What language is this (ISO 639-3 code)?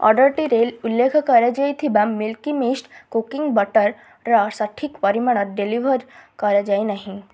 ori